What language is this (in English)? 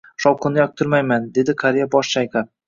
Uzbek